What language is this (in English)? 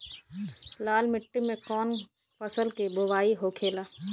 Bhojpuri